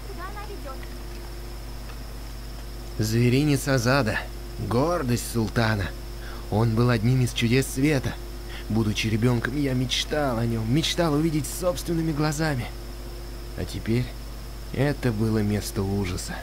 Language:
Russian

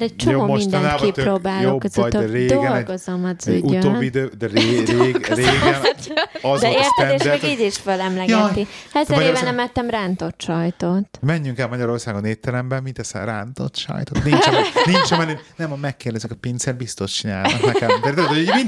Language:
Hungarian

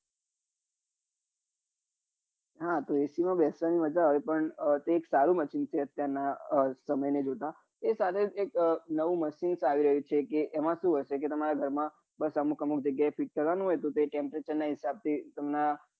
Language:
Gujarati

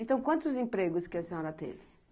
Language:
Portuguese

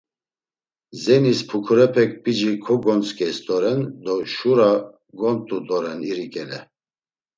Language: Laz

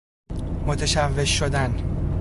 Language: Persian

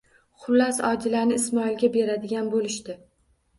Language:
Uzbek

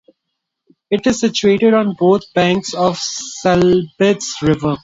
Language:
English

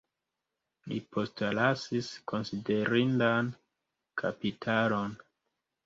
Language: Esperanto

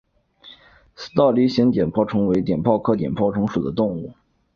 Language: Chinese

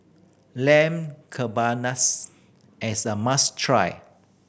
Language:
English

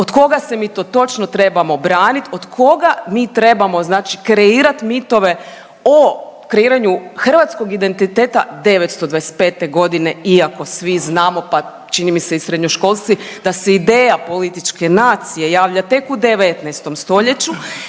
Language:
Croatian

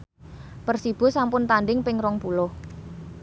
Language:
Javanese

